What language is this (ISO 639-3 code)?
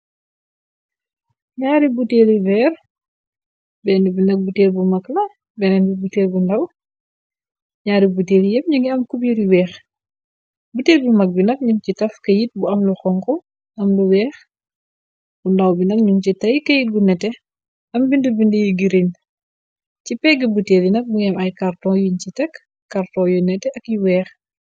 wol